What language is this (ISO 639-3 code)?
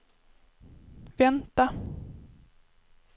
swe